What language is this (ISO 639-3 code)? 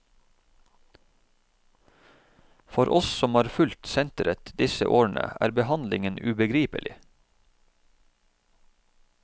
nor